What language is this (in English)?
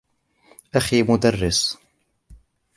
Arabic